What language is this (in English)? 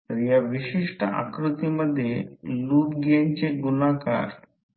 Marathi